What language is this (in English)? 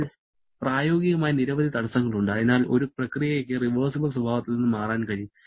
Malayalam